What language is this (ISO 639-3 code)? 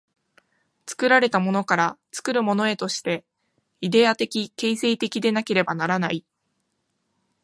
jpn